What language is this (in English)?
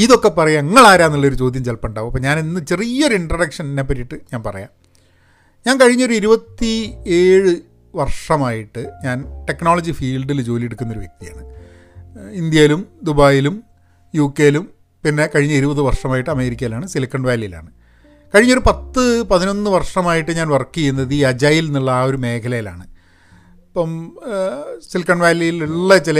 Malayalam